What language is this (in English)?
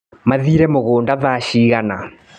Kikuyu